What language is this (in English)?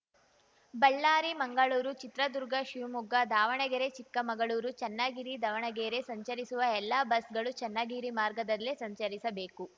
Kannada